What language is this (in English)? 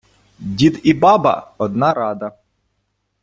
Ukrainian